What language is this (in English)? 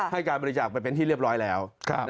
Thai